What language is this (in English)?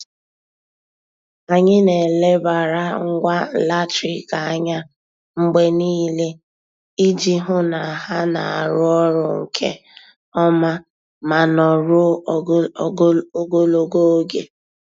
Igbo